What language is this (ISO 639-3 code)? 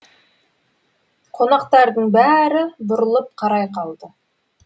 kaz